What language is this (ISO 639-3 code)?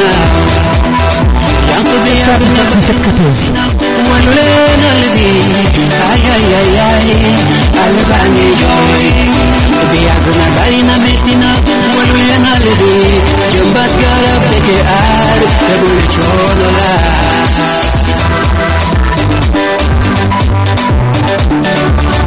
srr